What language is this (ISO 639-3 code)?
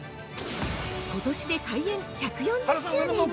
jpn